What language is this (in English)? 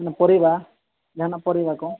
Santali